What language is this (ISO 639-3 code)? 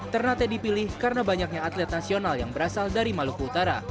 ind